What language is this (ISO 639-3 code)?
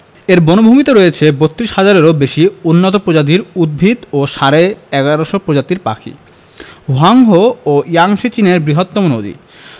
ben